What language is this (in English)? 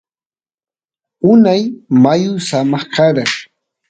Santiago del Estero Quichua